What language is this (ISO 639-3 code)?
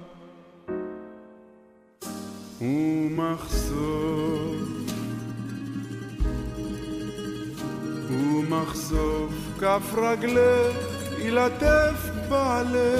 heb